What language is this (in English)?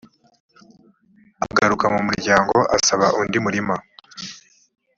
Kinyarwanda